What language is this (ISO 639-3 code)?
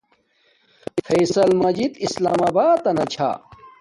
dmk